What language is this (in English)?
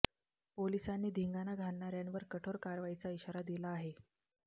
Marathi